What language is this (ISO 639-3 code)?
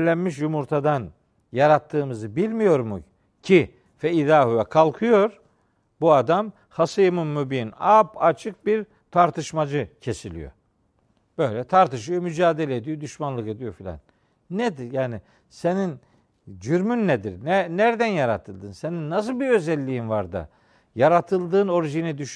tur